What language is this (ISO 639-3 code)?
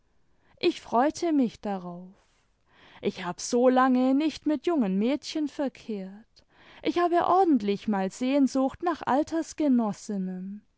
deu